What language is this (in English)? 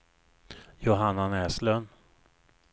Swedish